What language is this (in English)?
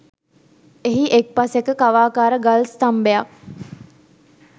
Sinhala